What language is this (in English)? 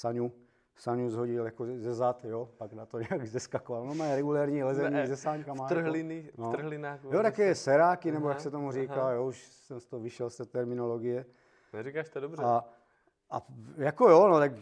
Czech